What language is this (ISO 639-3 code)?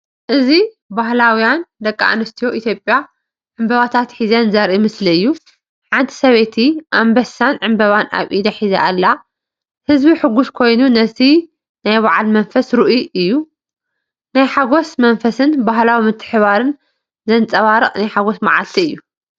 tir